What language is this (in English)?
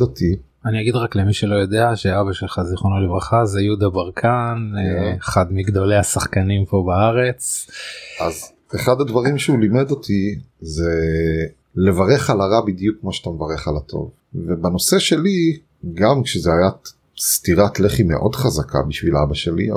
Hebrew